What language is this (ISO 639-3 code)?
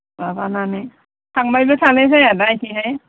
brx